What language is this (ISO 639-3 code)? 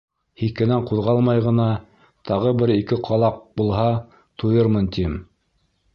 bak